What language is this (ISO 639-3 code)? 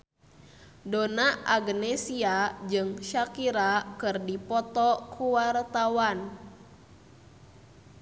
sun